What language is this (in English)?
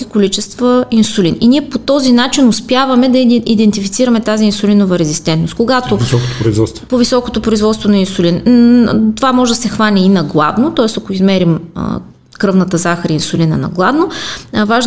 Bulgarian